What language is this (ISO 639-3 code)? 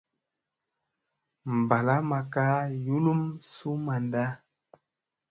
mse